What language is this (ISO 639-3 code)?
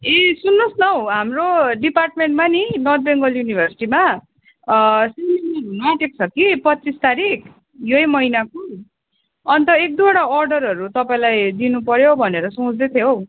nep